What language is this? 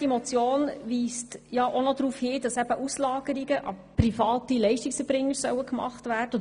Swiss German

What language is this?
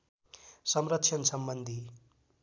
Nepali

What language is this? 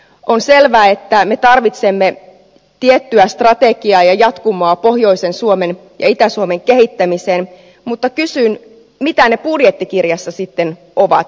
Finnish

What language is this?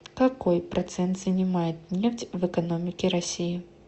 Russian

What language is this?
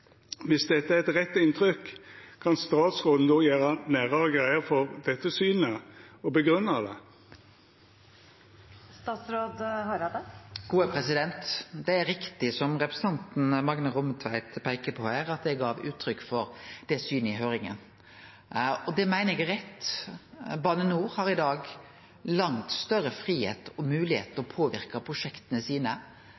Norwegian Nynorsk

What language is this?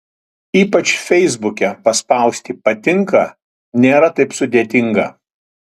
Lithuanian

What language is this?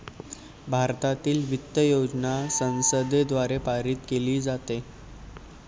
Marathi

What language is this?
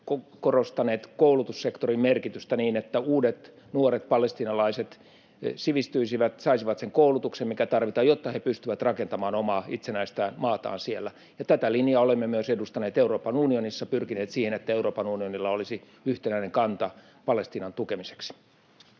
Finnish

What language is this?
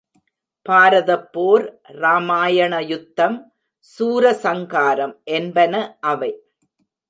Tamil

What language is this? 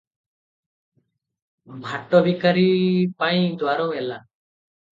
Odia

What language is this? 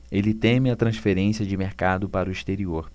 Portuguese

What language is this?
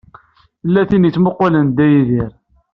Kabyle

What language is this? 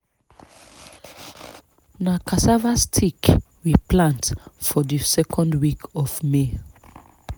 Nigerian Pidgin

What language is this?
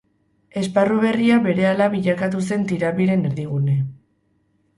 Basque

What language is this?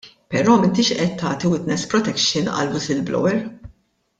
Maltese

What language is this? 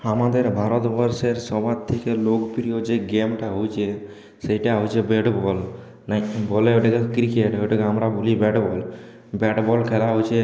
Bangla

